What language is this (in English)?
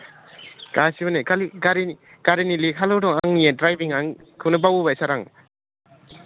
Bodo